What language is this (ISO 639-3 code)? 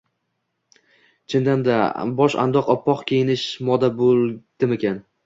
uzb